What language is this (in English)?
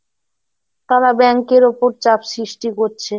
Bangla